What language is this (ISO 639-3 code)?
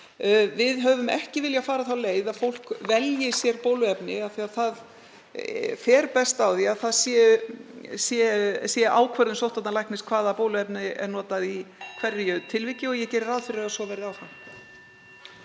isl